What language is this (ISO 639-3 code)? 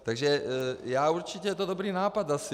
ces